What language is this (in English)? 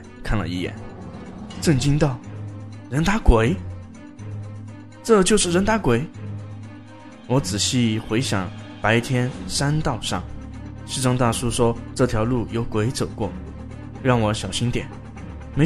Chinese